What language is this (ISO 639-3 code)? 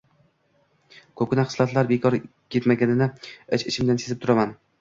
uzb